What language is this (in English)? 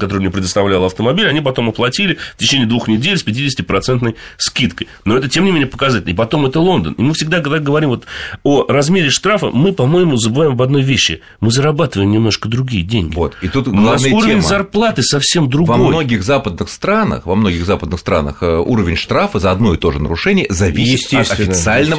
Russian